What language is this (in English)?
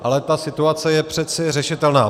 Czech